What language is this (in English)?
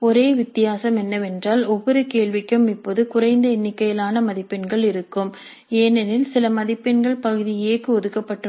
Tamil